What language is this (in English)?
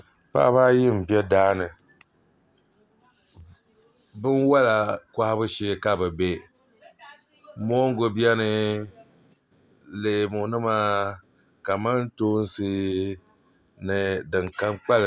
Dagbani